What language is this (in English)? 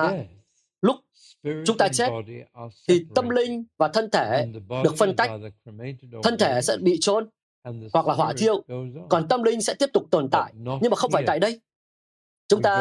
Vietnamese